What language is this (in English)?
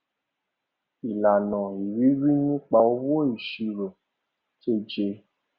Yoruba